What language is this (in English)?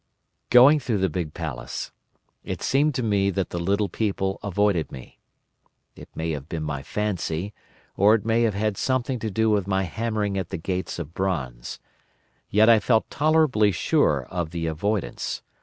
English